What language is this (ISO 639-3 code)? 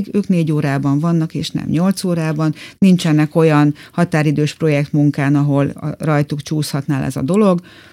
hun